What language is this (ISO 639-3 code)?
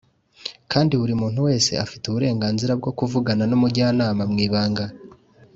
kin